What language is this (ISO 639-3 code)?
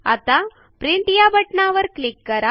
mar